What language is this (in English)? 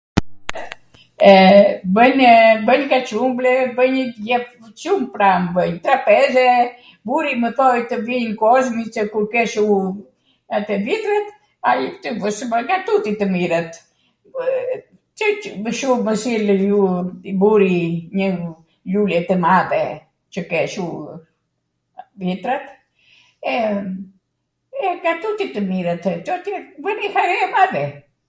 Arvanitika Albanian